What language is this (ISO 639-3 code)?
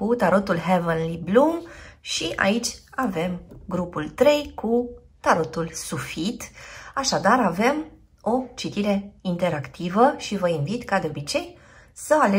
ron